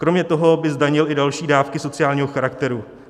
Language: Czech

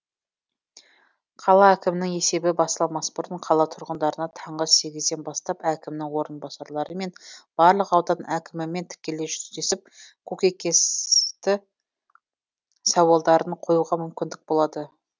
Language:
Kazakh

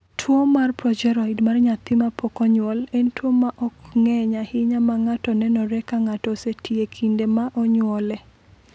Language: Luo (Kenya and Tanzania)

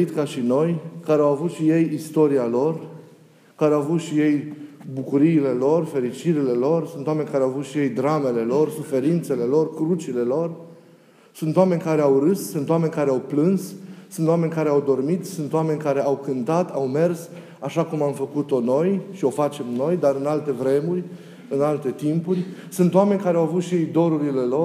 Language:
Romanian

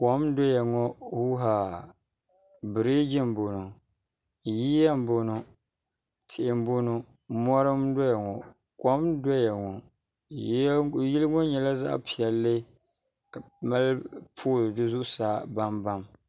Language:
Dagbani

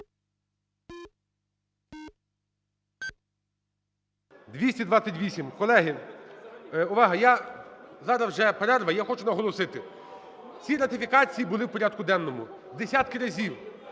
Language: Ukrainian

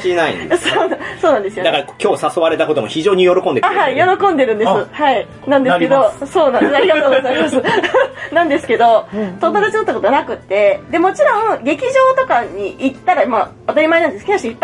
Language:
Japanese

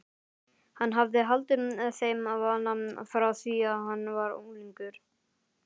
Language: Icelandic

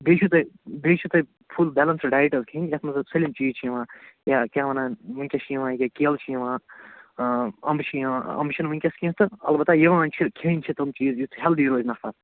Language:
Kashmiri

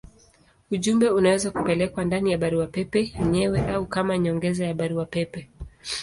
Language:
Swahili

